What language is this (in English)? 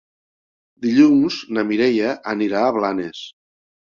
Catalan